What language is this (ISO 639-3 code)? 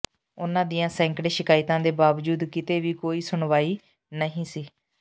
pan